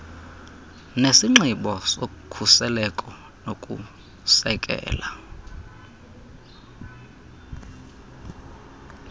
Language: Xhosa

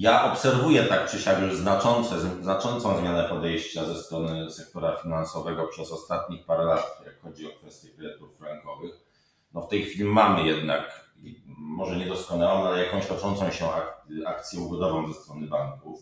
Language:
Polish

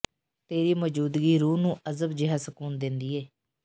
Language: Punjabi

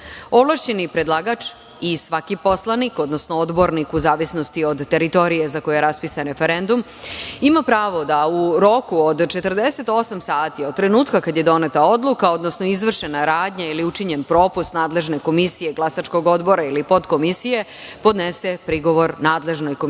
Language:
Serbian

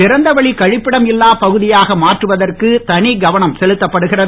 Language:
Tamil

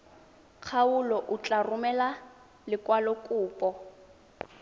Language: Tswana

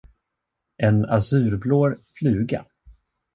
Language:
Swedish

